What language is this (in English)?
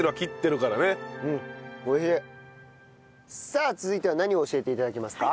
Japanese